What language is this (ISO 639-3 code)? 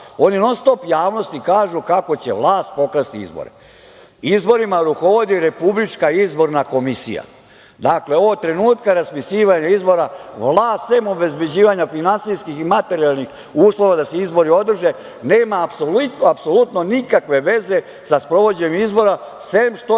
srp